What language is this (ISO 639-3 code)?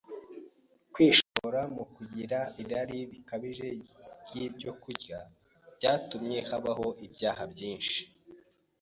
kin